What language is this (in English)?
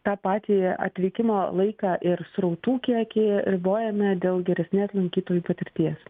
Lithuanian